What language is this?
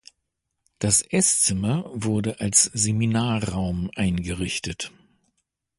German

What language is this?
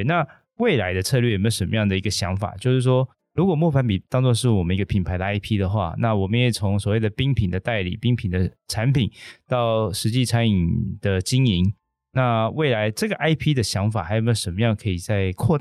Chinese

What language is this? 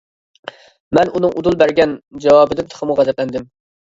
Uyghur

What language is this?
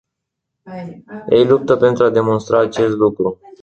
Romanian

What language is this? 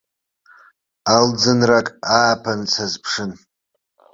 Abkhazian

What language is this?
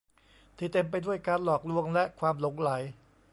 Thai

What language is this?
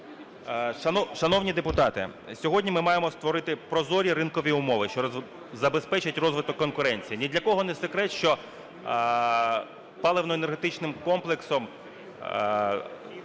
Ukrainian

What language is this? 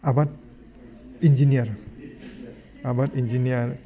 Bodo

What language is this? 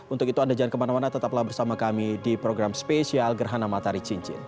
Indonesian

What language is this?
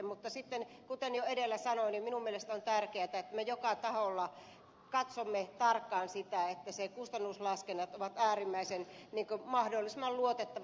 Finnish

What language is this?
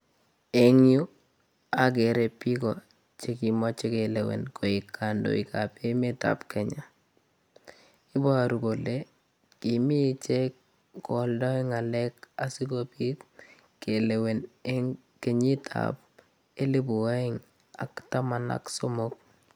Kalenjin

